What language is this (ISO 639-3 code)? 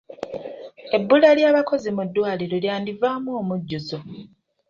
lug